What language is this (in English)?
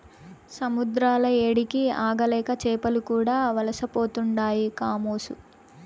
Telugu